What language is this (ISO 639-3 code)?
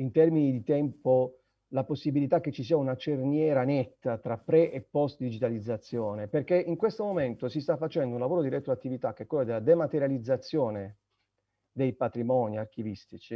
ita